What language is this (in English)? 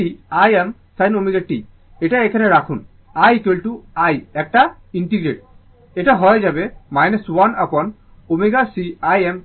Bangla